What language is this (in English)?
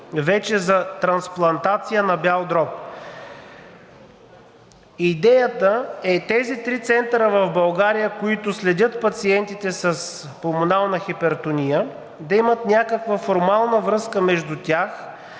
Bulgarian